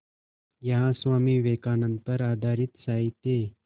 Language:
Hindi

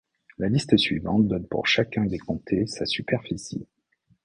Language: French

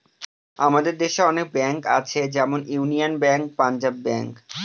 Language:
Bangla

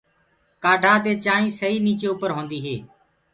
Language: Gurgula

